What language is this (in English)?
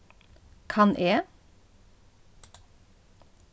Faroese